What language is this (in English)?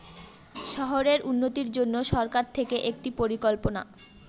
Bangla